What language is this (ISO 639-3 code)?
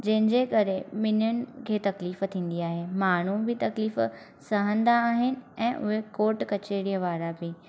snd